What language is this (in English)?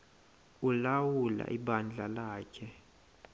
Xhosa